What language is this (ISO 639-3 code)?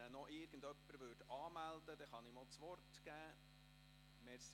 gsw